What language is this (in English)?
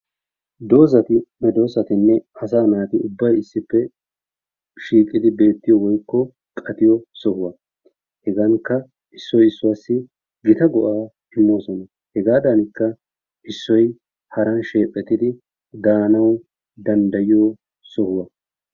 Wolaytta